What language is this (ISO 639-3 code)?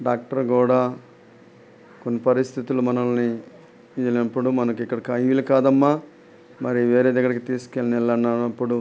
tel